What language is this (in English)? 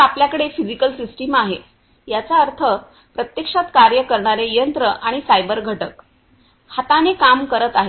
Marathi